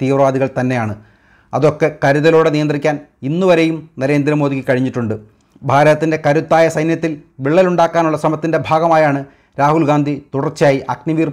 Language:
Malayalam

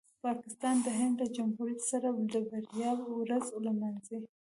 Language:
Pashto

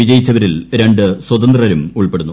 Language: Malayalam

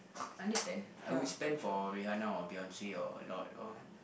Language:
English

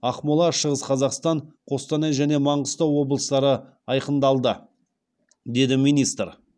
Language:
Kazakh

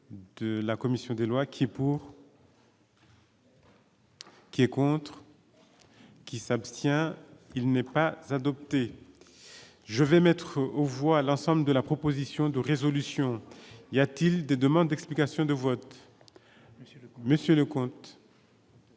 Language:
French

